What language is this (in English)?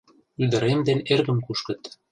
Mari